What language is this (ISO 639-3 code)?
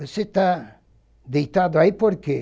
por